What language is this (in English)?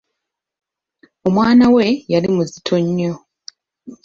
Ganda